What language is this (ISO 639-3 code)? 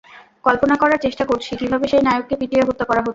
ben